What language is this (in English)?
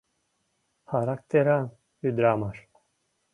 Mari